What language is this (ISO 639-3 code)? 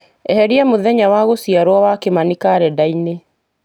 kik